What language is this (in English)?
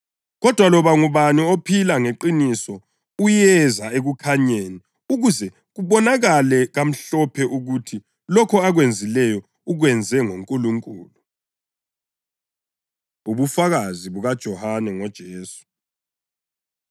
North Ndebele